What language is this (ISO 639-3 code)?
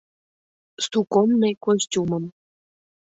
chm